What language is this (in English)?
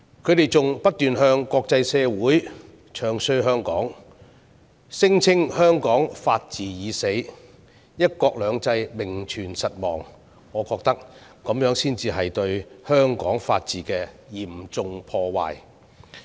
Cantonese